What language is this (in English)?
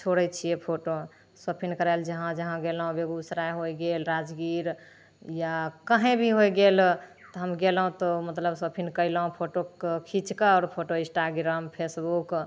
Maithili